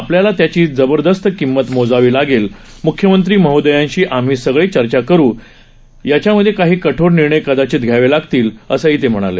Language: Marathi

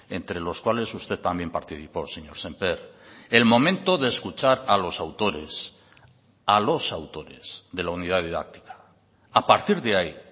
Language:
Spanish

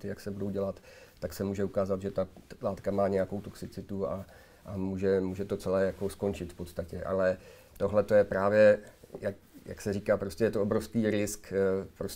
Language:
Czech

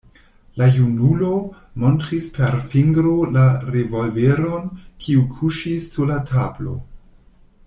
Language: Esperanto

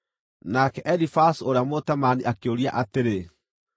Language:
Kikuyu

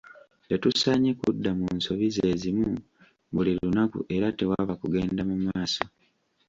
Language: Ganda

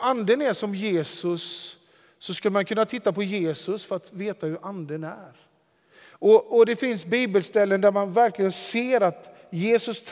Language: Swedish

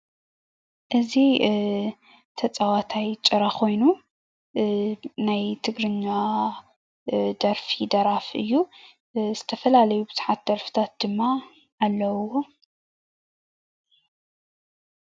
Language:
Tigrinya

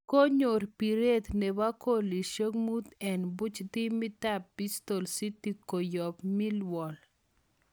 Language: Kalenjin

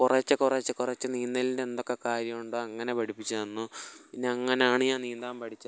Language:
Malayalam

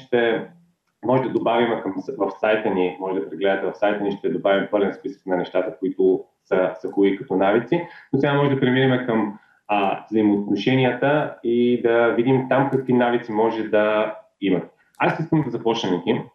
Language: Bulgarian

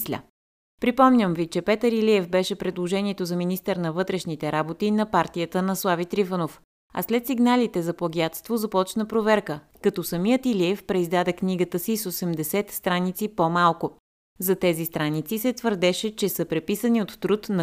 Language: Bulgarian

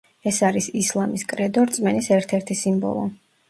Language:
Georgian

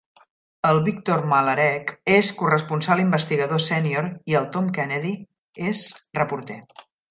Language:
Catalan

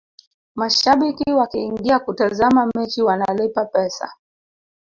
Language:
Swahili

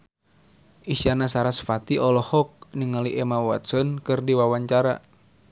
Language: Sundanese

